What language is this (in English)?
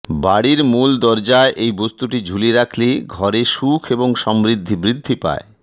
Bangla